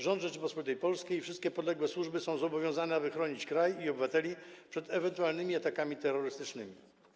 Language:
Polish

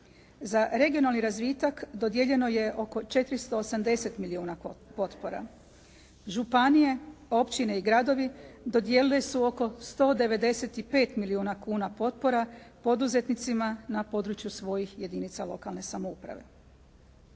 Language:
Croatian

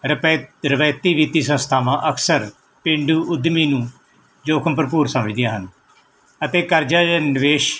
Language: Punjabi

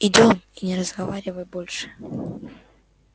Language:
Russian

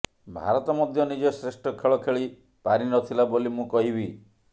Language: Odia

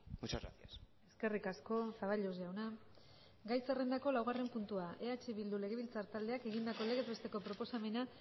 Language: Basque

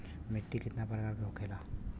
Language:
Bhojpuri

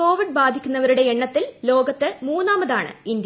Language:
Malayalam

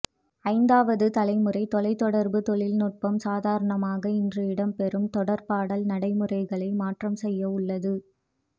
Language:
Tamil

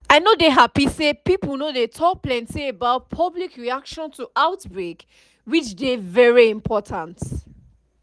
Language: Nigerian Pidgin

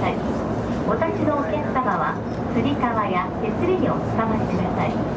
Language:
Japanese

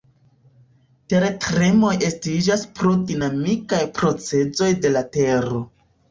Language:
Esperanto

